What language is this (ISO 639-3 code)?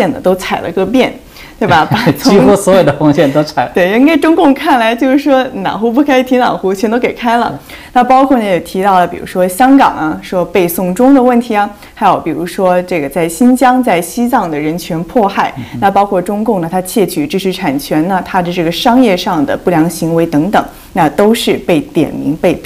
zho